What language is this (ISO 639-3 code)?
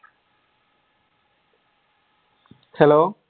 mal